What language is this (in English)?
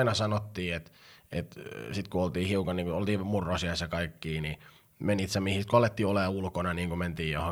Finnish